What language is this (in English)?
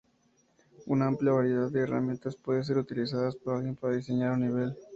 Spanish